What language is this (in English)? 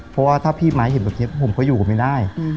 Thai